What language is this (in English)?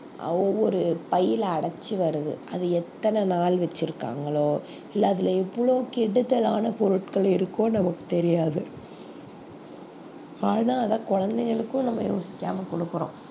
Tamil